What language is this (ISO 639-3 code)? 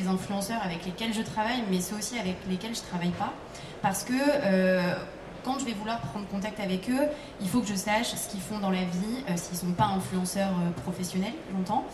fra